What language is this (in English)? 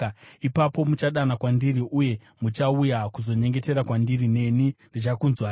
Shona